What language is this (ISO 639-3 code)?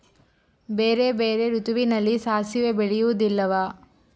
kan